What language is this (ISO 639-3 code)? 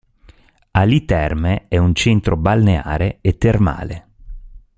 ita